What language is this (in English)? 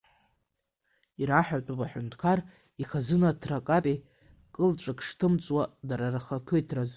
Abkhazian